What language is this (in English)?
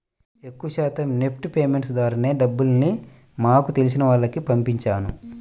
Telugu